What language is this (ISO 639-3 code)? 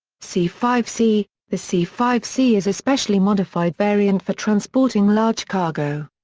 eng